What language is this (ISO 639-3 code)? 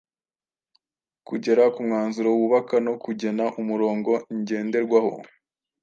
kin